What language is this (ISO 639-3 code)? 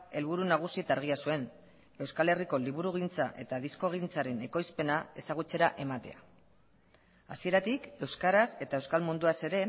eus